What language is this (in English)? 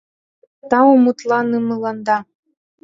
Mari